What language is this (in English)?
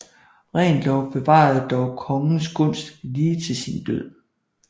Danish